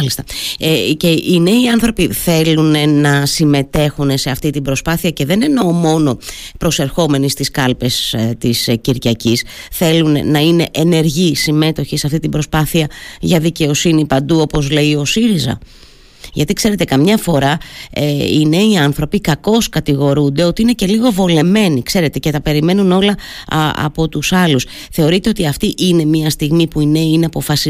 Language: Greek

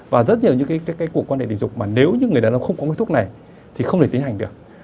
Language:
Vietnamese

